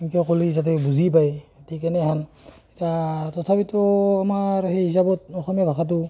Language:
Assamese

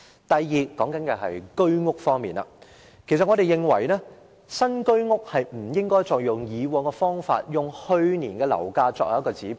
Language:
Cantonese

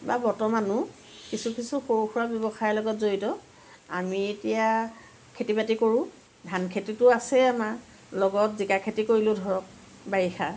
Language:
Assamese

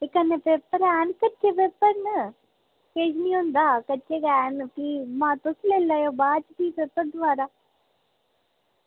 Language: Dogri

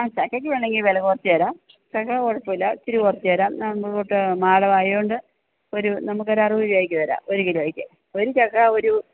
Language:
Malayalam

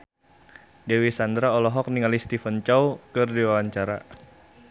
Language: Sundanese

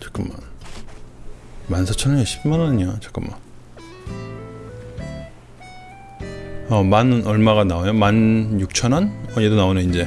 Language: Korean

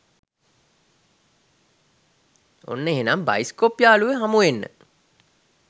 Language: Sinhala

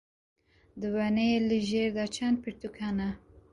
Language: Kurdish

